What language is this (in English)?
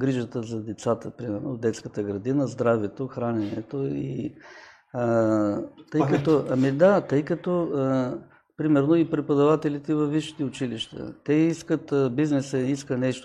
Bulgarian